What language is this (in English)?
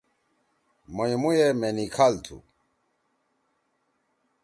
Torwali